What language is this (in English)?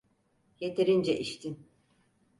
Turkish